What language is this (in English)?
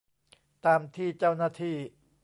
Thai